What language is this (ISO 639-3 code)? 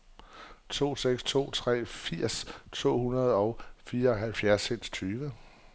dan